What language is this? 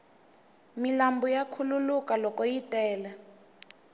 Tsonga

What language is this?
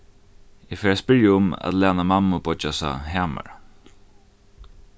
Faroese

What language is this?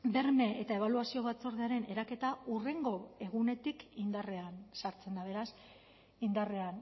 Basque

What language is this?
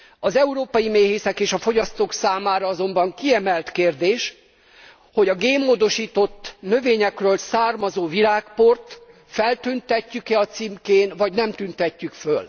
Hungarian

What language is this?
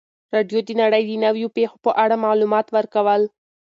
Pashto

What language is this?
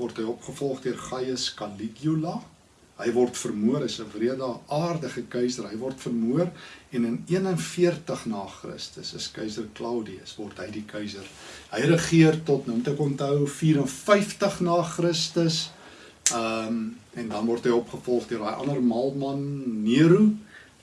Dutch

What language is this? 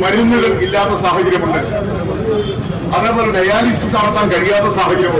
Malayalam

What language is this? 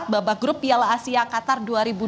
Indonesian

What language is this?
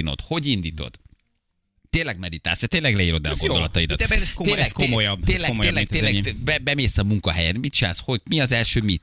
Hungarian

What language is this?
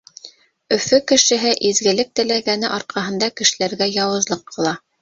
Bashkir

